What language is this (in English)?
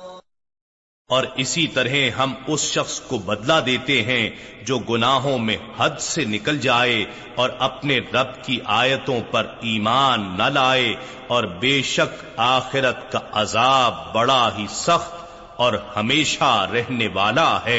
Urdu